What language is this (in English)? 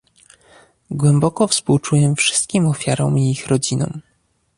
Polish